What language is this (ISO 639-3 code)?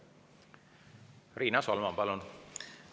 est